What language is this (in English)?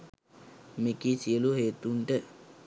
Sinhala